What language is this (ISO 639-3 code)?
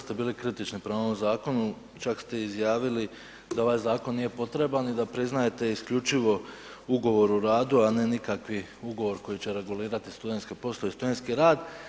hrv